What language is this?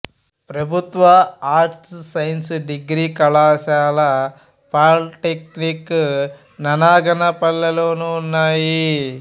Telugu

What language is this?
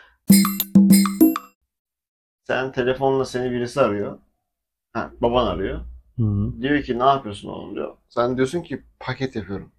Turkish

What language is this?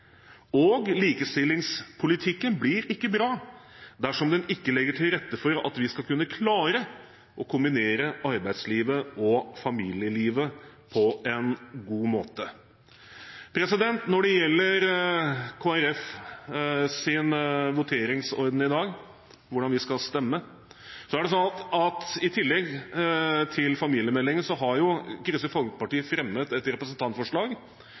Norwegian Bokmål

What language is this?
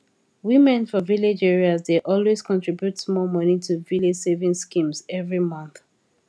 Nigerian Pidgin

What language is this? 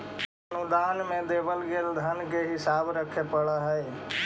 Magahi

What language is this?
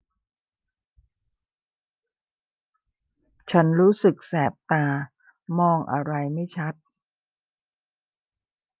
Thai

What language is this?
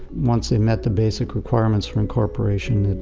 English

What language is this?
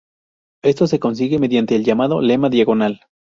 Spanish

